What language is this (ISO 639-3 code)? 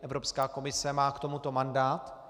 ces